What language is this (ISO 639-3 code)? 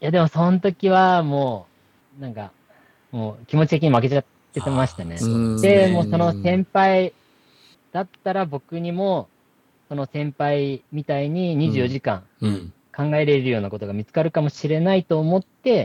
jpn